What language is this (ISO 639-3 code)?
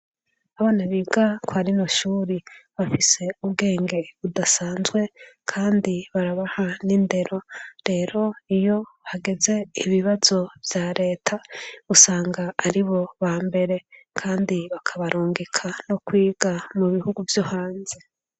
run